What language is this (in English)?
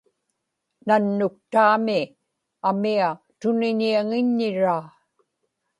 Inupiaq